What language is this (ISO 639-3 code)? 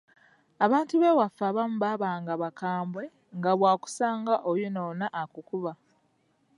lug